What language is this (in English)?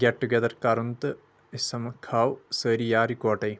Kashmiri